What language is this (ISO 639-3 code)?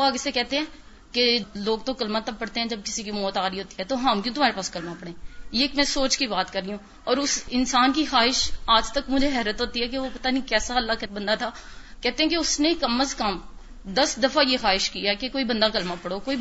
urd